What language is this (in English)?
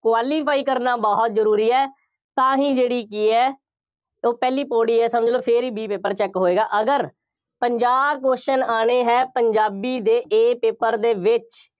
Punjabi